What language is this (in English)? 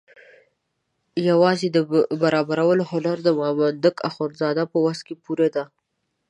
Pashto